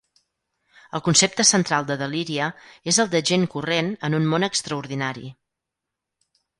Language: Catalan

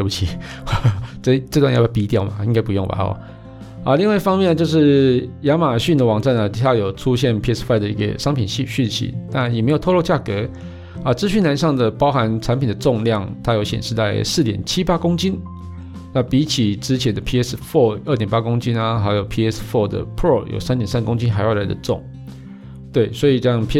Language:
Chinese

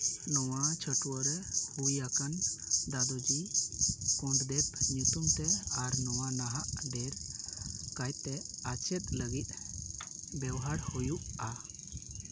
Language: Santali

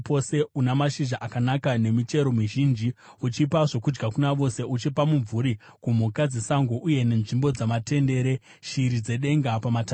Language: Shona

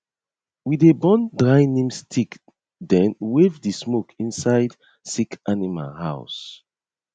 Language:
Nigerian Pidgin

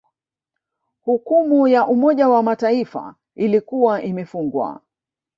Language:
Swahili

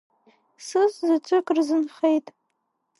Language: Abkhazian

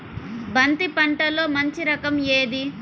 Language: Telugu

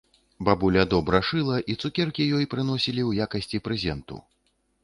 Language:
Belarusian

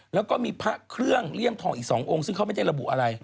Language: Thai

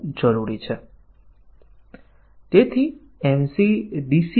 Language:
Gujarati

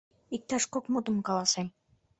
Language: Mari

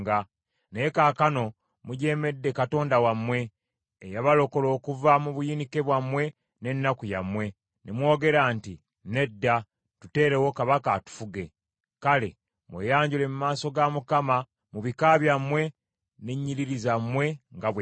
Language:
Ganda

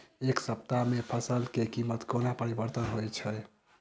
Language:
Maithili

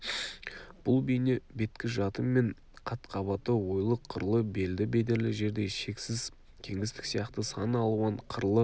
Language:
Kazakh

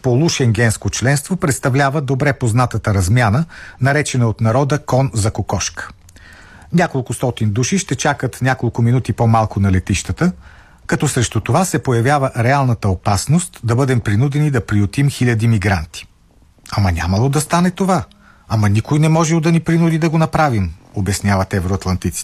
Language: Bulgarian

